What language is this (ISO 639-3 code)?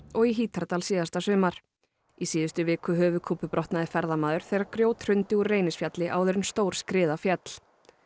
isl